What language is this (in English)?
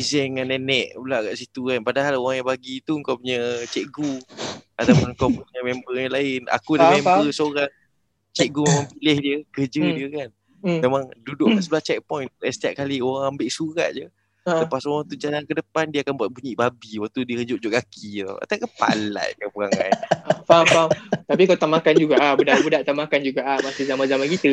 Malay